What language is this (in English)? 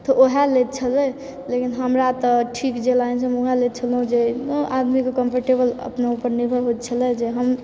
Maithili